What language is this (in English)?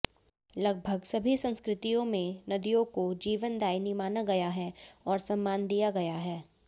Hindi